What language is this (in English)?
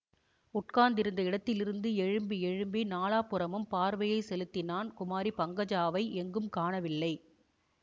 Tamil